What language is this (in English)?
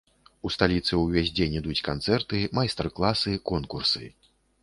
Belarusian